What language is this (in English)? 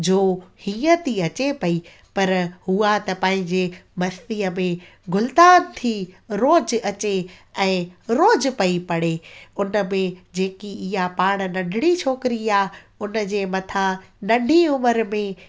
Sindhi